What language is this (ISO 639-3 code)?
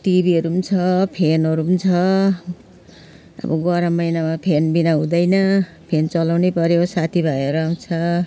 nep